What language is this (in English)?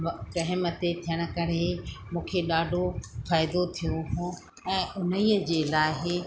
Sindhi